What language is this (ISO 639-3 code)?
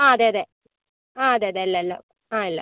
mal